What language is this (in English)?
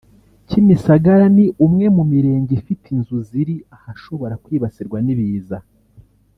Kinyarwanda